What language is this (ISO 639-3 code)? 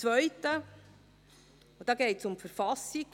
gsw